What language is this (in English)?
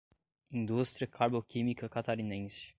Portuguese